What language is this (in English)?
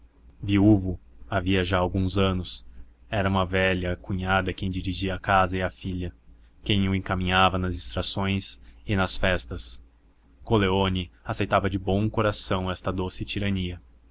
Portuguese